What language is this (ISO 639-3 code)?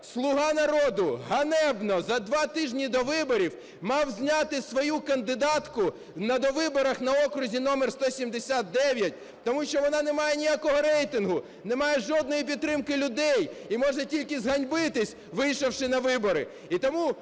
ukr